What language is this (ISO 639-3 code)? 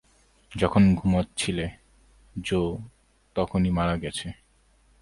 ben